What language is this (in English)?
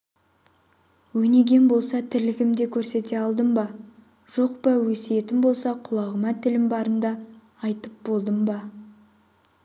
Kazakh